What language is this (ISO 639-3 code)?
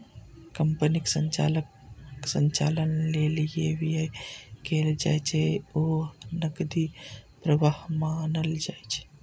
mai